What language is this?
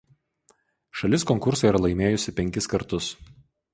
Lithuanian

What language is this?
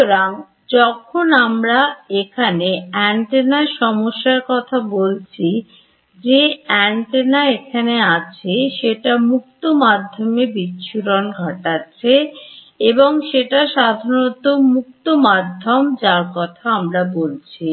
Bangla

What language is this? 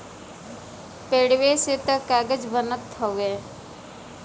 Bhojpuri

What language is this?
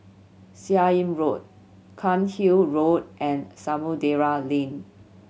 English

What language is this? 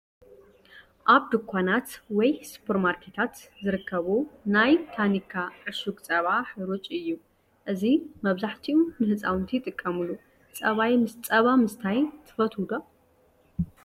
Tigrinya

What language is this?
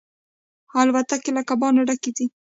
Pashto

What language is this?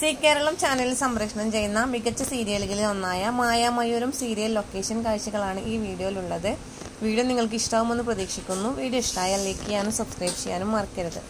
Tamil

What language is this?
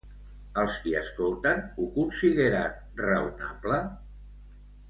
Catalan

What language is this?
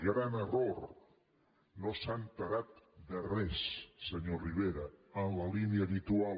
Catalan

